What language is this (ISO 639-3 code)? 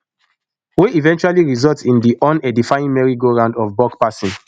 pcm